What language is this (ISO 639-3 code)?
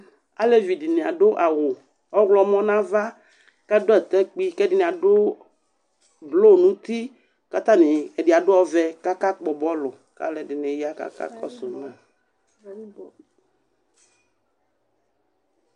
kpo